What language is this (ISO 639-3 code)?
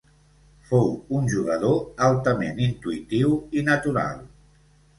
cat